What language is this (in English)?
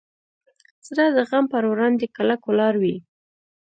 Pashto